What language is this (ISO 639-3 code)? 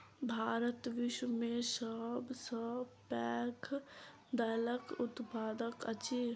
mai